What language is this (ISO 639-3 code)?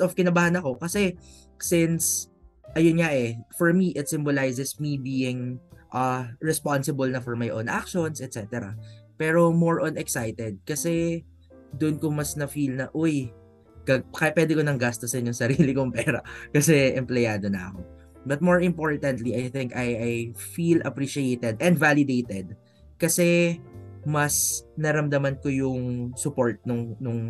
fil